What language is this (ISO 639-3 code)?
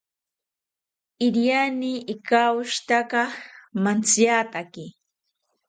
cpy